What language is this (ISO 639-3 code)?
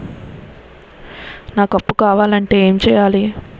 tel